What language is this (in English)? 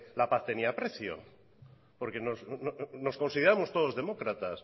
Spanish